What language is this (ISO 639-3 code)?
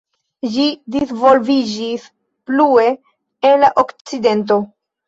epo